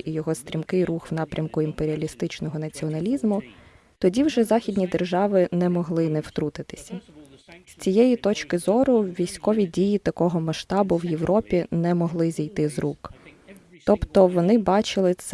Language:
Ukrainian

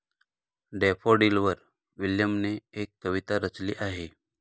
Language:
Marathi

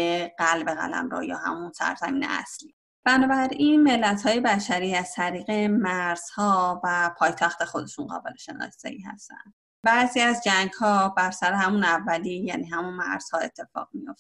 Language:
Persian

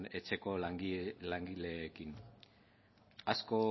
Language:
Basque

